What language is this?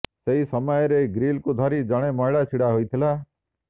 Odia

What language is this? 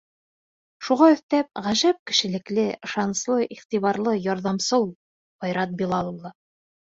Bashkir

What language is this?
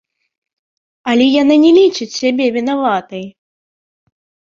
Belarusian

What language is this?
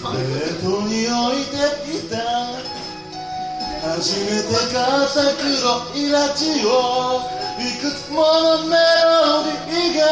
Japanese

